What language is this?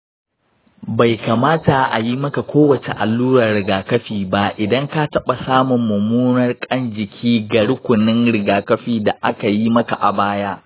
Hausa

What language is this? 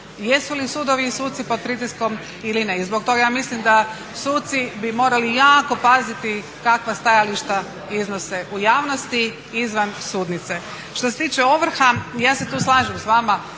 Croatian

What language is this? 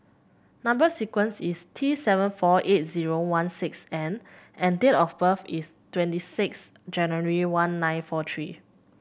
English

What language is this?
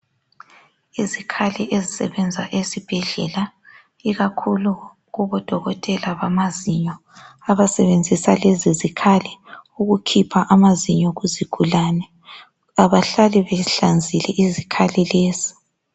North Ndebele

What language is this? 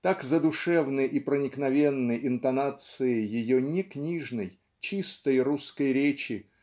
Russian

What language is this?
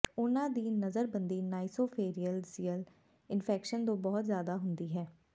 Punjabi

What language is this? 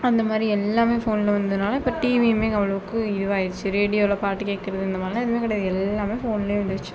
Tamil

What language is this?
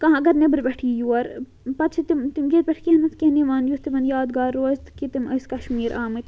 Kashmiri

